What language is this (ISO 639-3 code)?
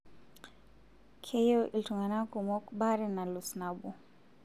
mas